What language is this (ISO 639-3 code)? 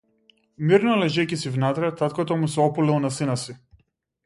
mkd